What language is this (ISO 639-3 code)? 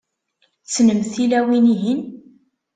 kab